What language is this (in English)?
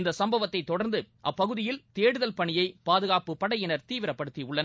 Tamil